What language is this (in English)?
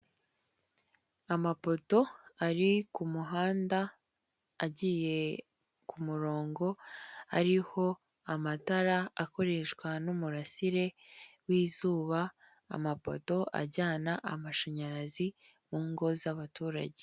Kinyarwanda